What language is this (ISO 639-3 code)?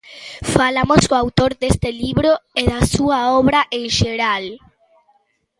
glg